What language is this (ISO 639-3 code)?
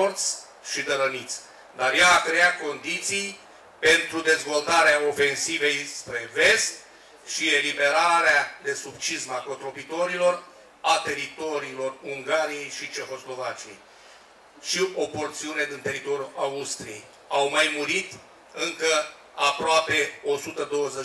ron